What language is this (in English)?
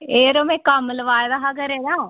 Dogri